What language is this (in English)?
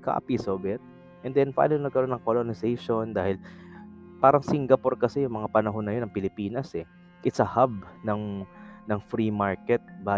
Filipino